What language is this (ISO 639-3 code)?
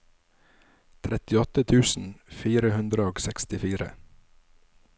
nor